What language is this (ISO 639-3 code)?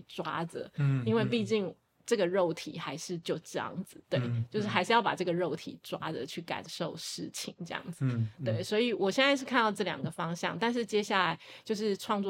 zho